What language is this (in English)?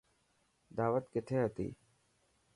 Dhatki